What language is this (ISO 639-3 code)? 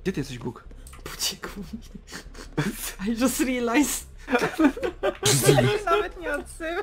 pol